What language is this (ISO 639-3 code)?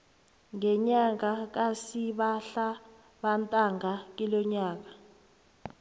nbl